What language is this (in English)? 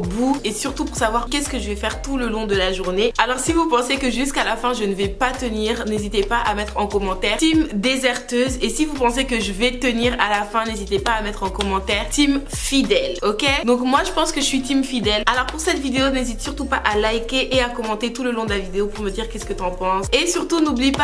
French